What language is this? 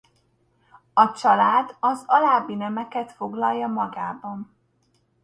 Hungarian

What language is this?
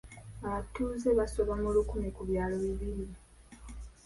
Ganda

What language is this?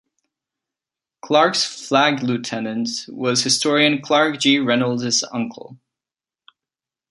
English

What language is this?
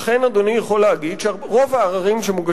Hebrew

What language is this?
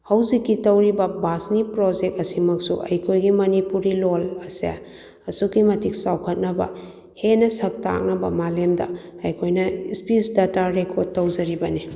Manipuri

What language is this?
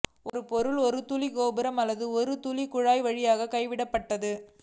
Tamil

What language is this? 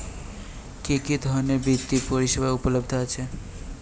Bangla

